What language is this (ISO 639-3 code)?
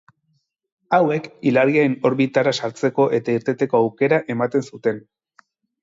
eus